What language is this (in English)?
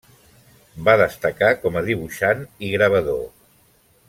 Catalan